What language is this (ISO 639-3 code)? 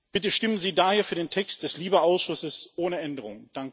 deu